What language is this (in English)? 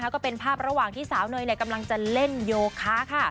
Thai